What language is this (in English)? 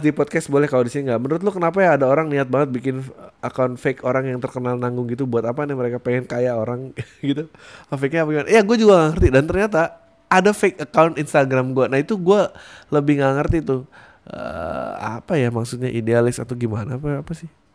Indonesian